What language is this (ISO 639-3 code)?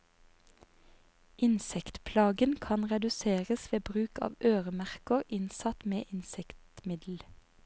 nor